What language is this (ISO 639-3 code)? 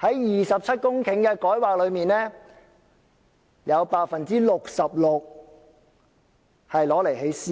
yue